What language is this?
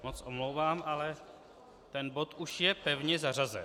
Czech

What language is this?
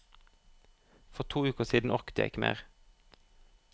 Norwegian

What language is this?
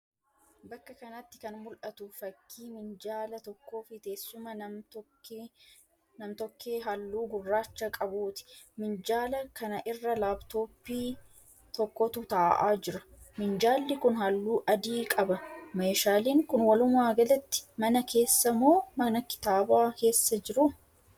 Oromo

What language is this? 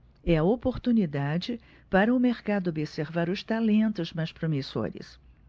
Portuguese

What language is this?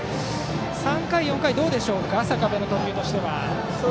Japanese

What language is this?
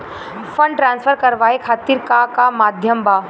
Bhojpuri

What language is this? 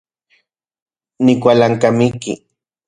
Central Puebla Nahuatl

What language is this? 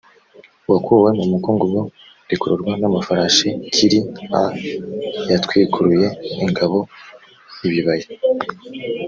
Kinyarwanda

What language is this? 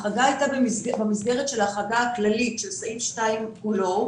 Hebrew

